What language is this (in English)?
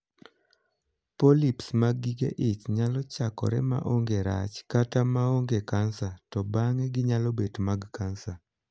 Luo (Kenya and Tanzania)